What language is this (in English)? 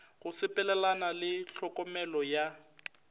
Northern Sotho